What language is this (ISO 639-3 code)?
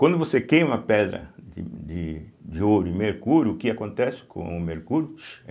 por